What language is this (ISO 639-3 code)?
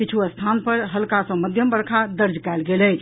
mai